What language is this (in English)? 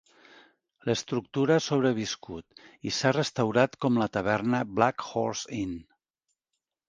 Catalan